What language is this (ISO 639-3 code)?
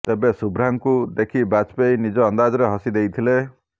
ori